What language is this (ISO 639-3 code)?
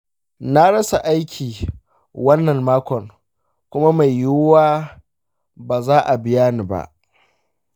hau